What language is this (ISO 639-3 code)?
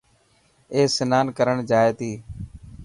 mki